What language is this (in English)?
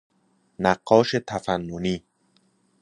Persian